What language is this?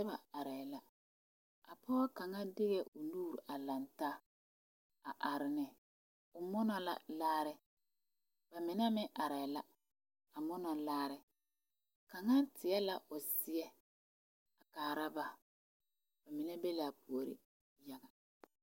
Southern Dagaare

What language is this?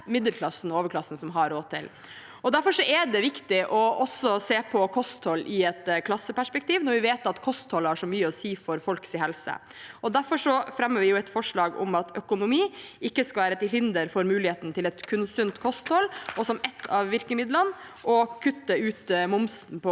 Norwegian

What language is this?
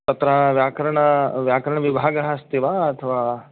Sanskrit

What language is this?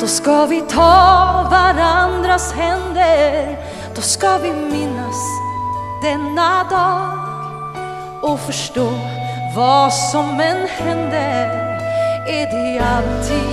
Swedish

